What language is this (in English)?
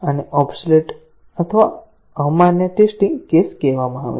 Gujarati